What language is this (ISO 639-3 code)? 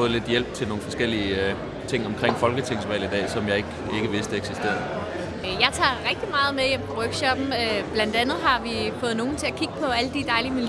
dan